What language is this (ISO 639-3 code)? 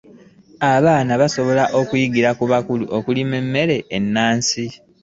lug